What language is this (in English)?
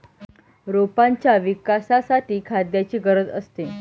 Marathi